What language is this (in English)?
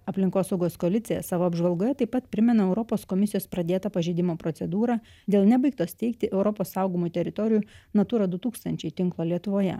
Lithuanian